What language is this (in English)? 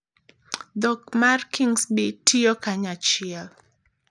Luo (Kenya and Tanzania)